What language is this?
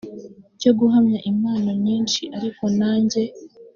Kinyarwanda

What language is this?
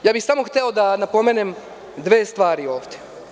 Serbian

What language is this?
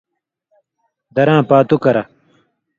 Indus Kohistani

